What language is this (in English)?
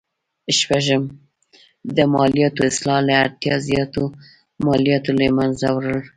Pashto